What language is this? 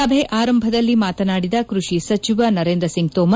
Kannada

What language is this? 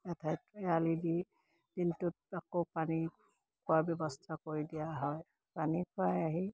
Assamese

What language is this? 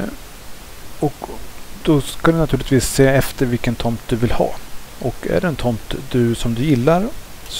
Swedish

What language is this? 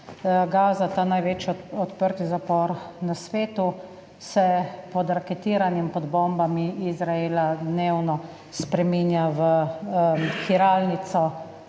Slovenian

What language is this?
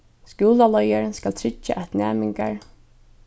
Faroese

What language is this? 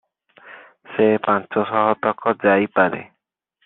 Odia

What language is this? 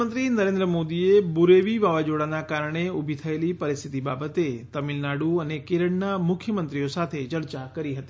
Gujarati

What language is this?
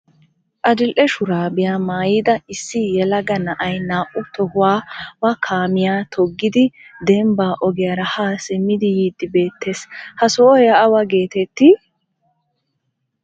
Wolaytta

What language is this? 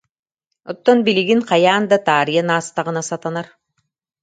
Yakut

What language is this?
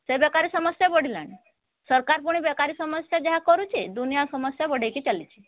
Odia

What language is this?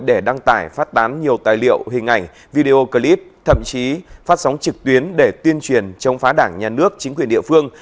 Vietnamese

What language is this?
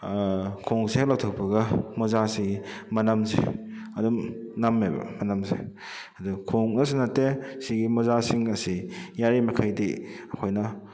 Manipuri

